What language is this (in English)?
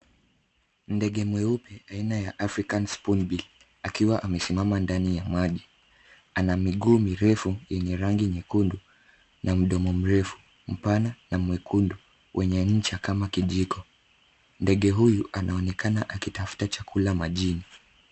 Swahili